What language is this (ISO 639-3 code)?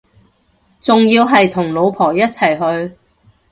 yue